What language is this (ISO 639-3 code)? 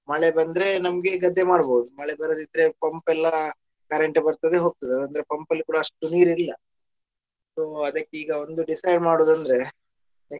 kan